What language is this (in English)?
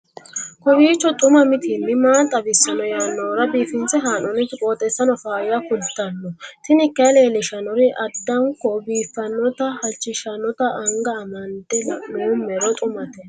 Sidamo